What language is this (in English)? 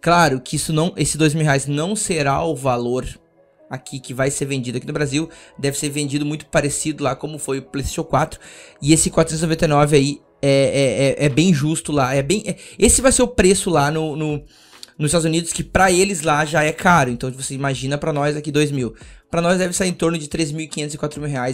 Portuguese